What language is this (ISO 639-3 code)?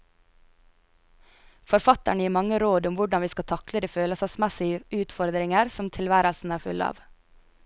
nor